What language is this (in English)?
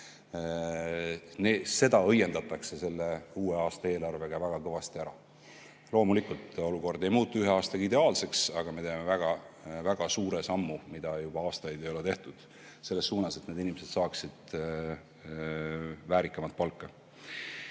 Estonian